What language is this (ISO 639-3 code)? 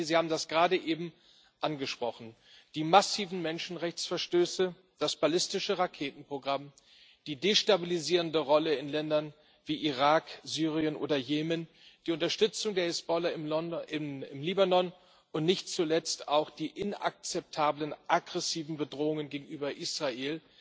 deu